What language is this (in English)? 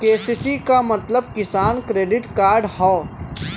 Bhojpuri